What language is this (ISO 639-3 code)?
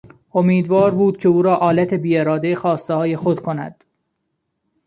fas